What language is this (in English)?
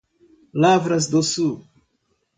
Portuguese